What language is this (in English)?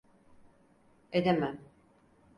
Turkish